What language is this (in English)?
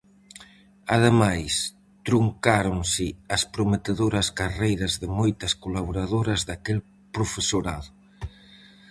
Galician